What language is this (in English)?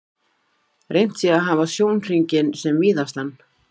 Icelandic